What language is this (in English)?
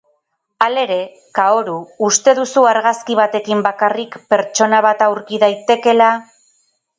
Basque